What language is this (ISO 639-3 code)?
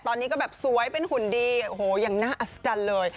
tha